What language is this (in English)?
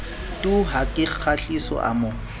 Southern Sotho